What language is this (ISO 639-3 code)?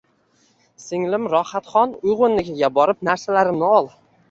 uzb